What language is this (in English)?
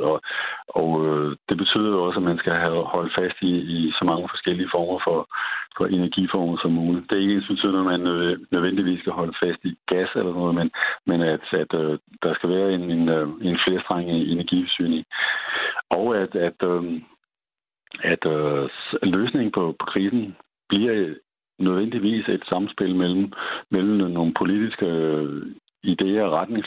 Danish